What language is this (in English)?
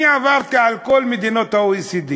Hebrew